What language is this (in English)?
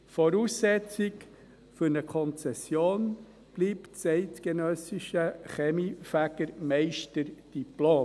Swiss German